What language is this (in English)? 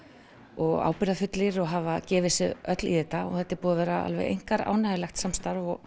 Icelandic